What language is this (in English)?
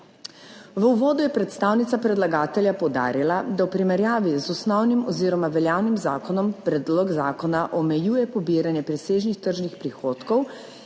Slovenian